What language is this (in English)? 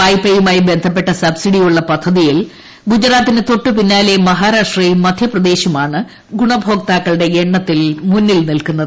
Malayalam